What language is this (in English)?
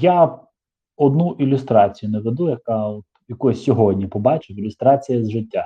Ukrainian